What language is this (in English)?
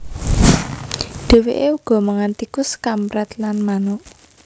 Javanese